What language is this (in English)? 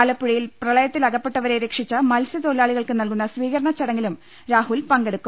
Malayalam